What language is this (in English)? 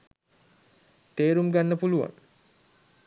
Sinhala